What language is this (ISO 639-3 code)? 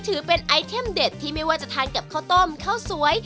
tha